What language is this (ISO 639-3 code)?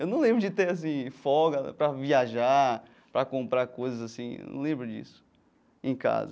por